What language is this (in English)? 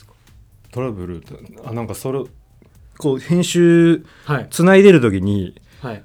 Japanese